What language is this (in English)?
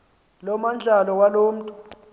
Xhosa